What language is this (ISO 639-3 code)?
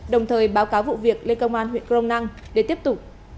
vie